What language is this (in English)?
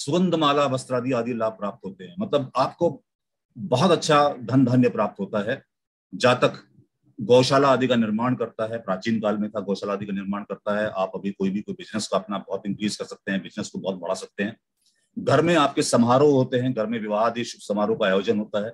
Hindi